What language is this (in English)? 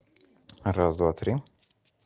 Russian